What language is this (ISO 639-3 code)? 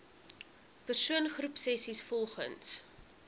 afr